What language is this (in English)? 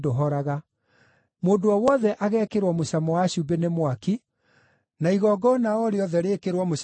Kikuyu